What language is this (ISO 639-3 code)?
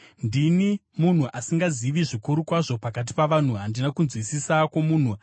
sna